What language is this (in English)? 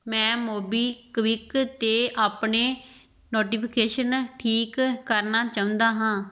Punjabi